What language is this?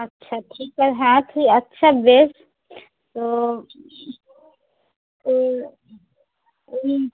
Bangla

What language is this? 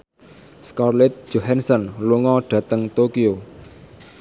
Javanese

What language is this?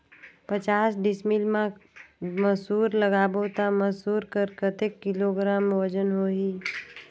Chhattisgarhi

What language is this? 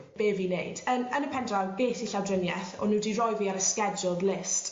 Welsh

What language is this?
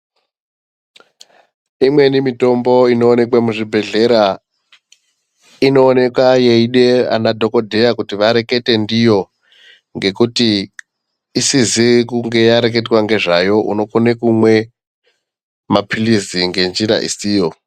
Ndau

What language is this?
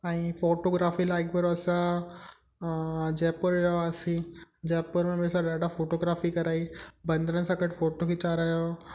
Sindhi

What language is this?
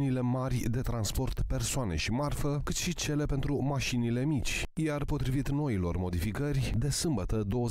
Romanian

